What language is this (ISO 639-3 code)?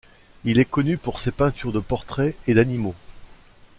fra